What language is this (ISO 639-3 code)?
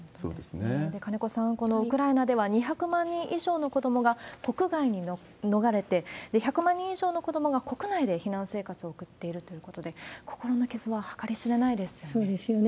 jpn